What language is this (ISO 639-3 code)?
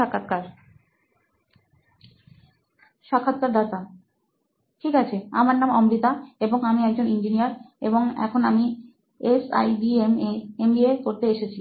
ben